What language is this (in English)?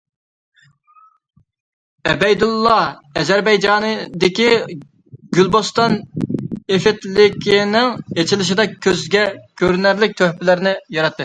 Uyghur